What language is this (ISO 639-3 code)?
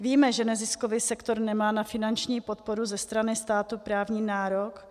ces